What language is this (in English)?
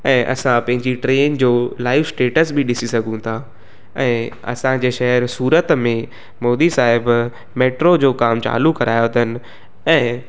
Sindhi